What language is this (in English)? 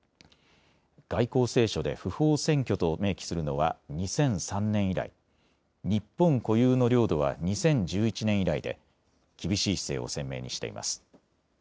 Japanese